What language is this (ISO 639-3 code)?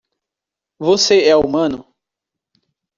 por